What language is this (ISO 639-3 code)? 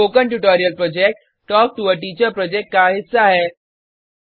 hin